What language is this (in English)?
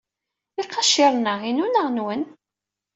Kabyle